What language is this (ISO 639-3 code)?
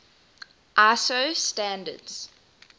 eng